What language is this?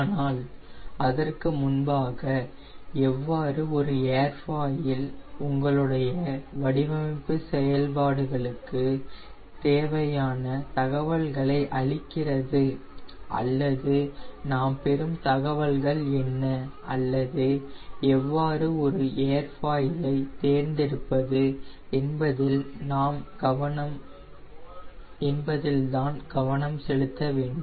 Tamil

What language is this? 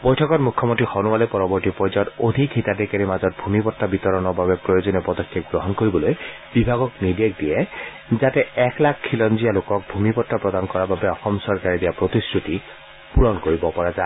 Assamese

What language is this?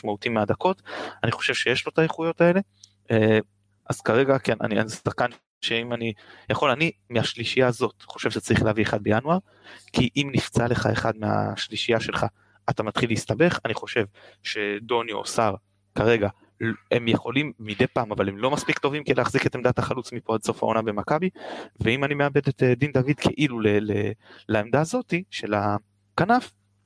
Hebrew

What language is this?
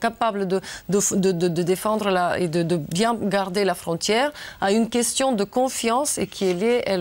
French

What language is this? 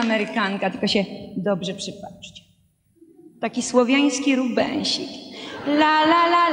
Polish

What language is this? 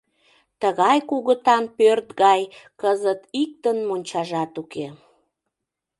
Mari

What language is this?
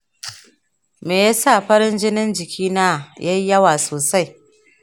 Hausa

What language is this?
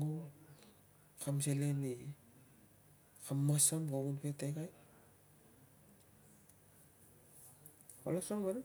Tungag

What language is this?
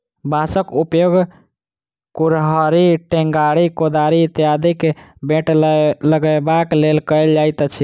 Maithili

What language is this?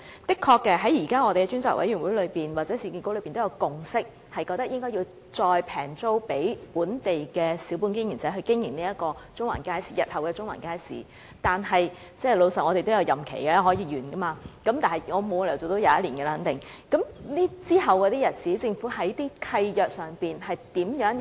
Cantonese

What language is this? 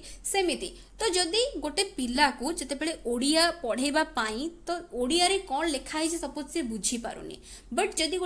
Hindi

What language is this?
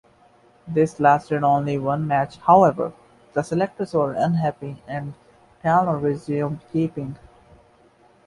English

